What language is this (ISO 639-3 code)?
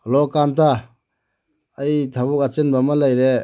mni